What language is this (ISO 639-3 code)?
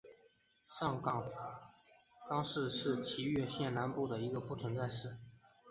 zho